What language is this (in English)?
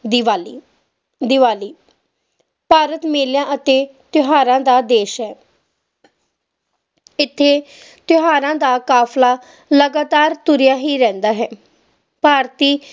Punjabi